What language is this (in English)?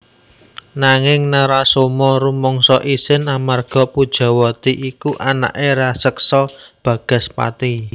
Javanese